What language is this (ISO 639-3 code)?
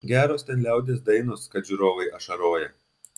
lit